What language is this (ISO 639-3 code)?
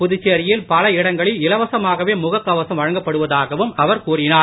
tam